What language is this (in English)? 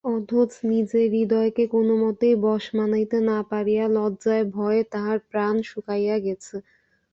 Bangla